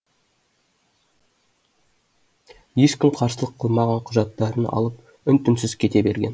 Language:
Kazakh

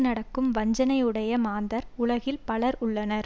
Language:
Tamil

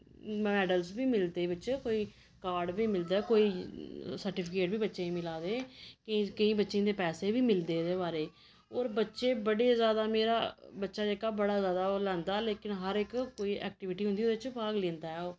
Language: Dogri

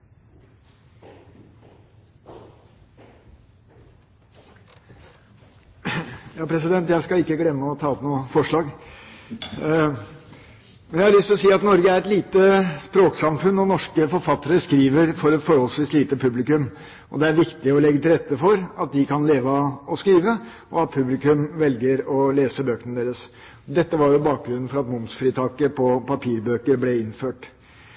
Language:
Norwegian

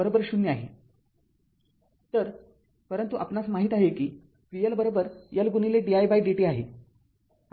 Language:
Marathi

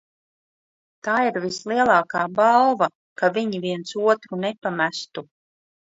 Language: Latvian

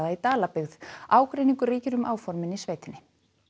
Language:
Icelandic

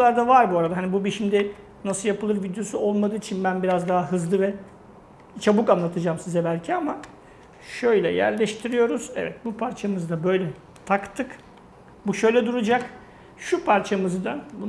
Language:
Turkish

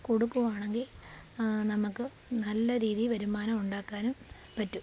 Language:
Malayalam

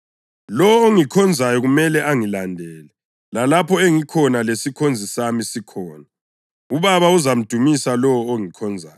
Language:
North Ndebele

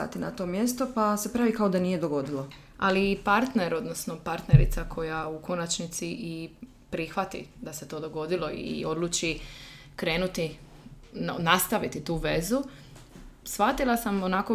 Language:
Croatian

